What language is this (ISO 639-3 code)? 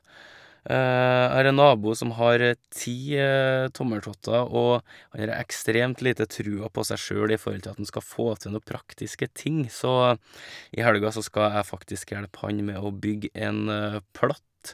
nor